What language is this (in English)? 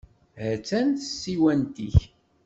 Kabyle